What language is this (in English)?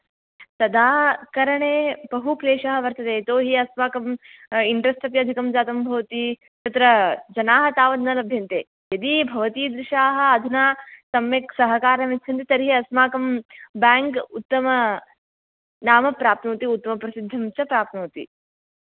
Sanskrit